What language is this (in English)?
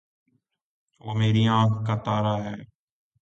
Urdu